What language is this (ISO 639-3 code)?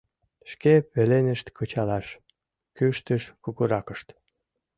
chm